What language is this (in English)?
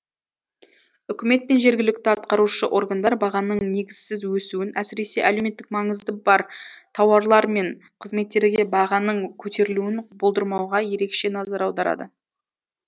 Kazakh